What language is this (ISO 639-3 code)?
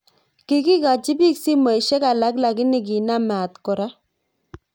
kln